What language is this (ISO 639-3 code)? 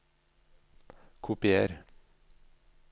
nor